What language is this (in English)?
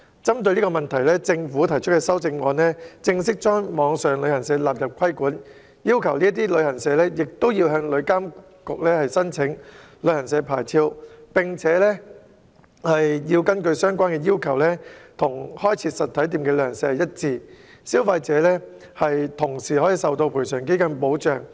Cantonese